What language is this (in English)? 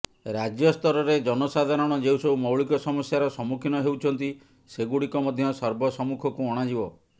Odia